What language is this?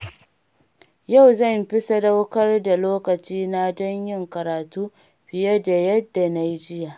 Hausa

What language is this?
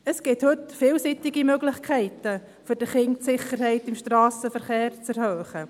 Swiss German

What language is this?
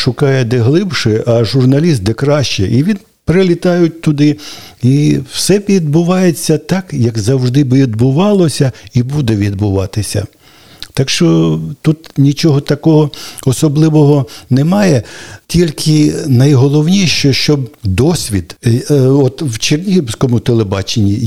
Ukrainian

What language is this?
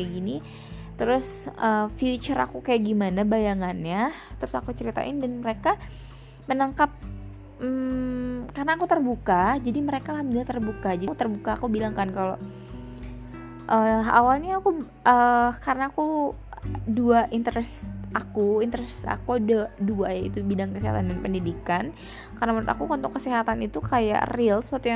Indonesian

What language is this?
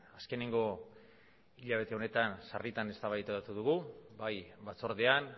Basque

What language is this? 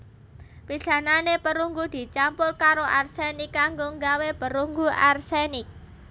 Javanese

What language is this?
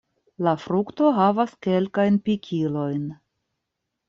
Esperanto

